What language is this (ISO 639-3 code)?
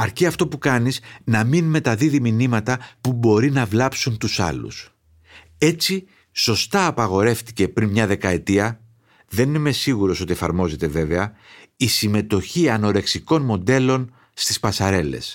ell